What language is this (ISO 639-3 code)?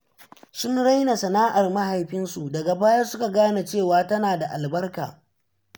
hau